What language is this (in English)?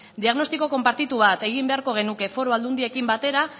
Basque